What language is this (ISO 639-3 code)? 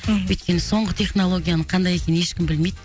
kaz